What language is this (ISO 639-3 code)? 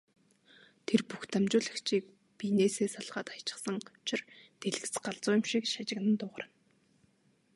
mon